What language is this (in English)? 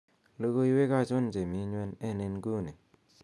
Kalenjin